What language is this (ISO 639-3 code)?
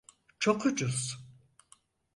tur